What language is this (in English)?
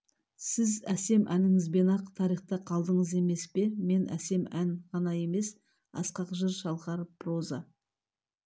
Kazakh